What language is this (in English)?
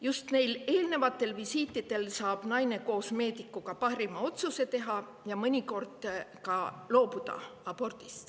Estonian